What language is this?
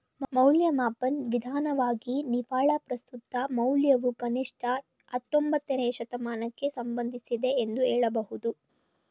Kannada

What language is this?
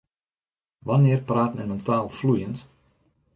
Western Frisian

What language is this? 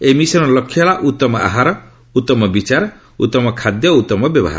Odia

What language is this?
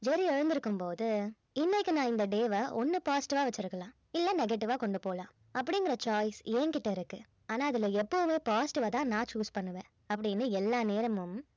Tamil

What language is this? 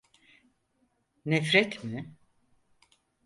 Turkish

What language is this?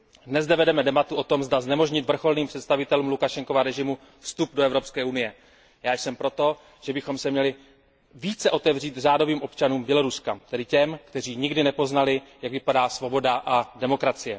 Czech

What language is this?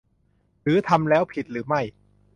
Thai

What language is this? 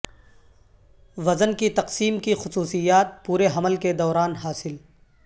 Urdu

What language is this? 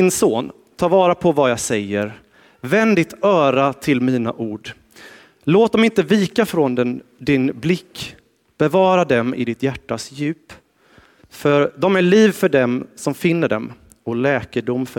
Swedish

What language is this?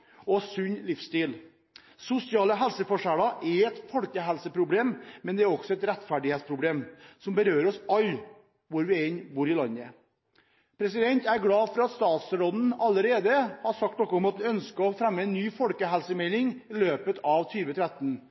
Norwegian Bokmål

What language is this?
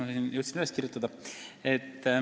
Estonian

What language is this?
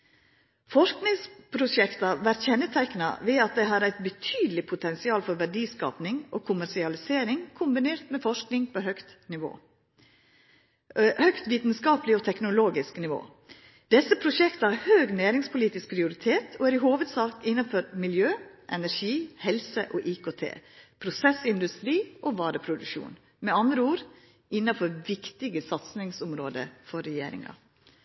Norwegian Nynorsk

